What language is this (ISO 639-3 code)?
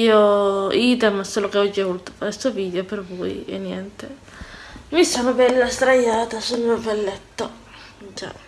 ita